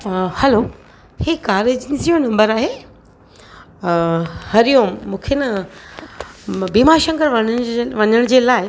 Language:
Sindhi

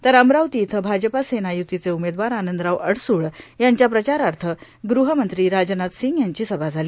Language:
Marathi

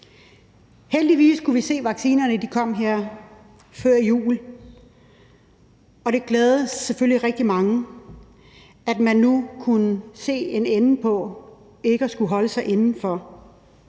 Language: Danish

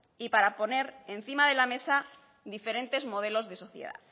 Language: Spanish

